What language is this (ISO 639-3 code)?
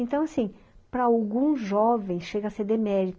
por